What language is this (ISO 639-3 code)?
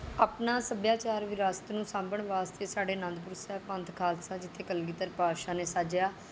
pan